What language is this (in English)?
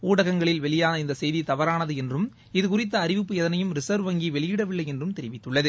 Tamil